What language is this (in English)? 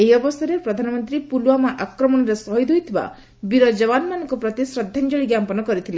Odia